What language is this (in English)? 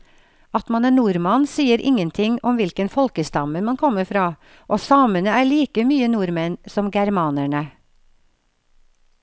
Norwegian